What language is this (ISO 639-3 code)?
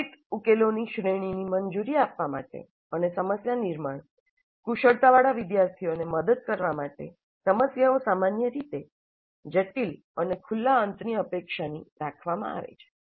guj